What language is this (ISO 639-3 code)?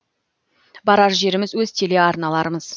kaz